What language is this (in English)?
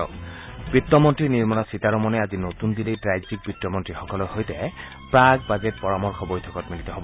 Assamese